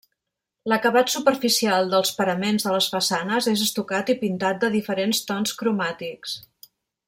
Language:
Catalan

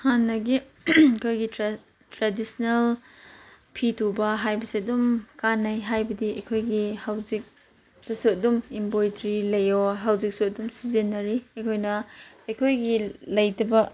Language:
Manipuri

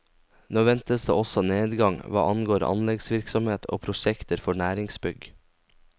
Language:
Norwegian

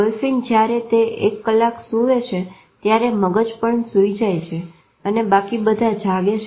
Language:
Gujarati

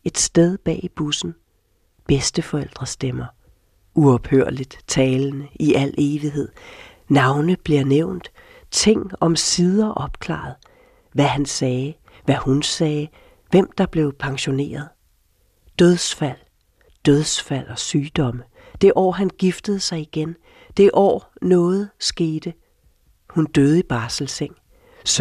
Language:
Danish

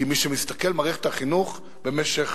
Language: Hebrew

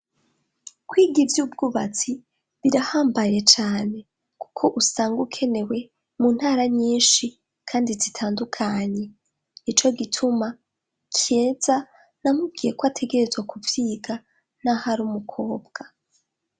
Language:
Rundi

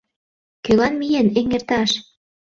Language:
Mari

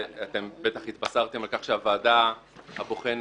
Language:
Hebrew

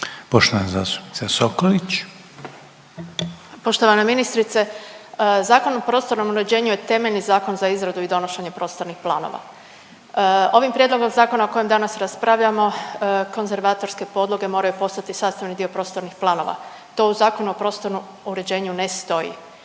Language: Croatian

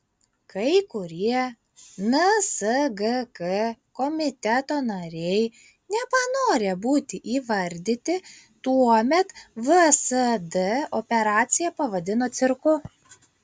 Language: Lithuanian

